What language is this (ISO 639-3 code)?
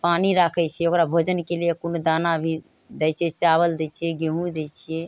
mai